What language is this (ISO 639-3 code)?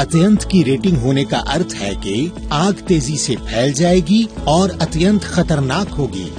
hin